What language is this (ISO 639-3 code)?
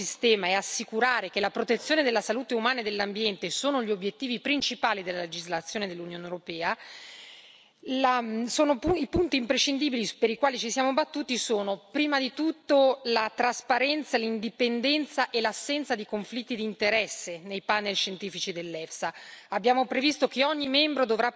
ita